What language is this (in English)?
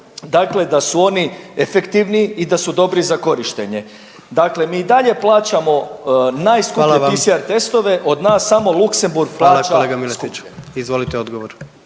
Croatian